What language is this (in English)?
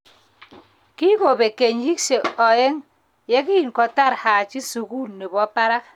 Kalenjin